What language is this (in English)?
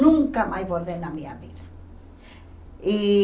Portuguese